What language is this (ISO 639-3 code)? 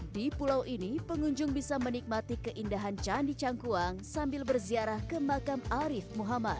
ind